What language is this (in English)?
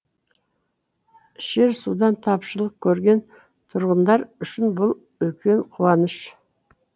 Kazakh